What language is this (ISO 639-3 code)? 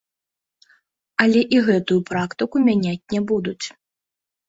bel